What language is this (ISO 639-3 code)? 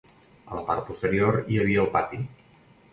cat